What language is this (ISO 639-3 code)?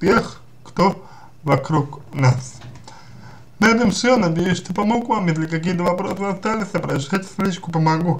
rus